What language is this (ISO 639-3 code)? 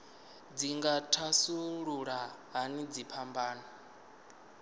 ven